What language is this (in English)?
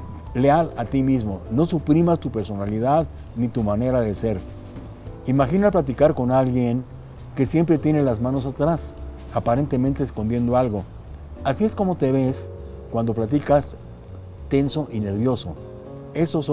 Spanish